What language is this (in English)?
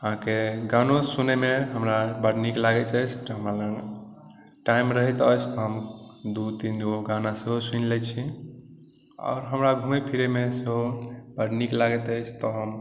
Maithili